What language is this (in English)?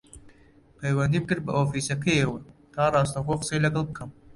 Central Kurdish